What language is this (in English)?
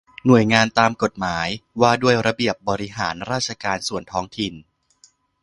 Thai